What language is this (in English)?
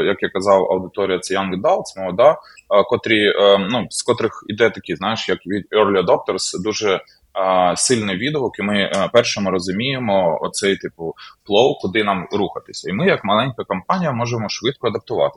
Ukrainian